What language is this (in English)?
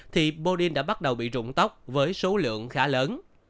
Vietnamese